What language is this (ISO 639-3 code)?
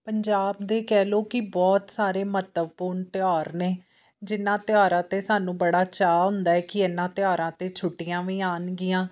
pan